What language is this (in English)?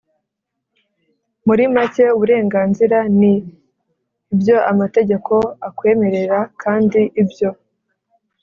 Kinyarwanda